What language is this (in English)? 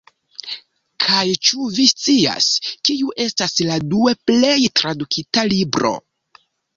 Esperanto